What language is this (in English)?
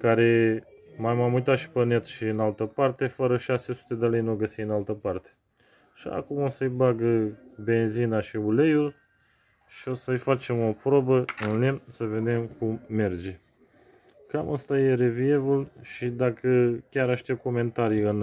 Romanian